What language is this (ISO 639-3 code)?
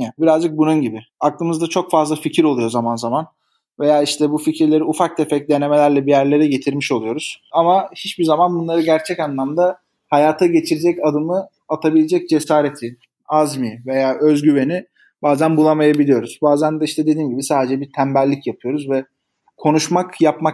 tur